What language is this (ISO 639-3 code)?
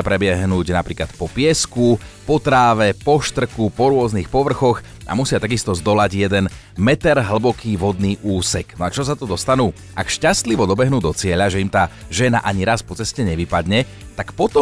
slk